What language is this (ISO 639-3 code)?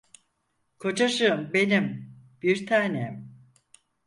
tur